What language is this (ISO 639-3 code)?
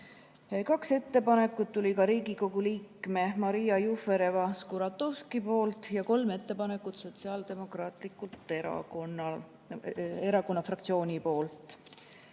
est